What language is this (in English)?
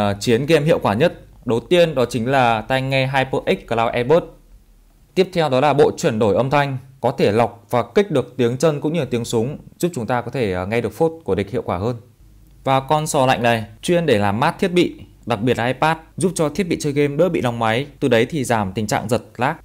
Vietnamese